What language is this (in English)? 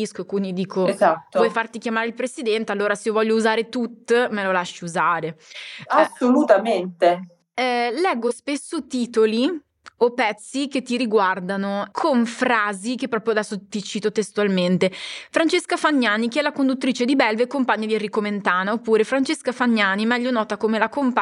Italian